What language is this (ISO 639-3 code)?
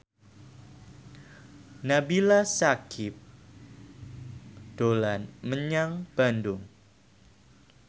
jav